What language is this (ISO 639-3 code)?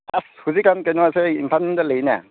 mni